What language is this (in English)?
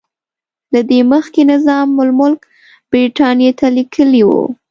Pashto